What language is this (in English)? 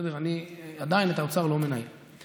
Hebrew